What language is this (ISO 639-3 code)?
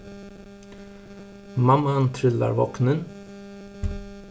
fao